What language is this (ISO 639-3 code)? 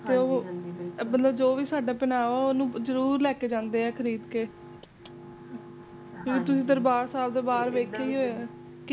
pan